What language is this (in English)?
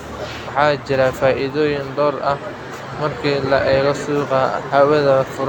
Somali